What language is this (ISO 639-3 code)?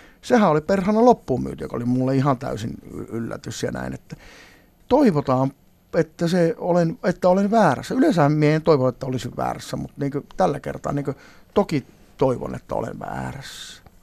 fin